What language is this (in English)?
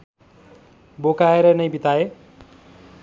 Nepali